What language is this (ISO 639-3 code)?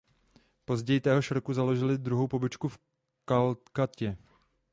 ces